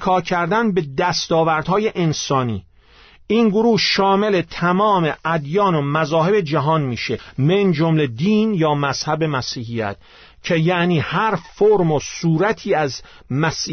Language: Persian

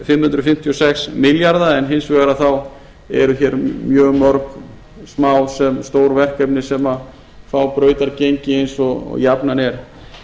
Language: Icelandic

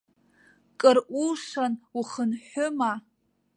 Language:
Abkhazian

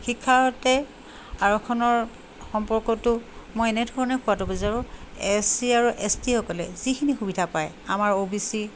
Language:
Assamese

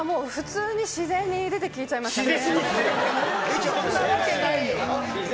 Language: Japanese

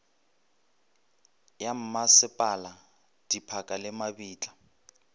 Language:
Northern Sotho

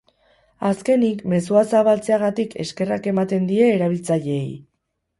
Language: Basque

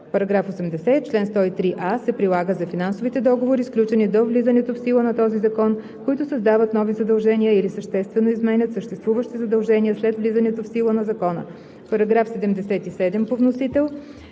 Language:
Bulgarian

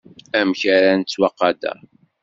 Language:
Kabyle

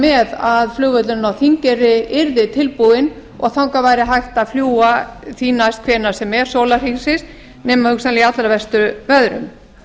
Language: Icelandic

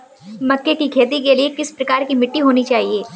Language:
Hindi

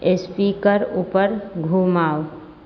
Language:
Maithili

